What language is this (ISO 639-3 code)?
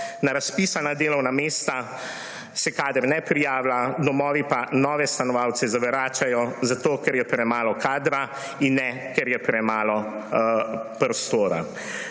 slv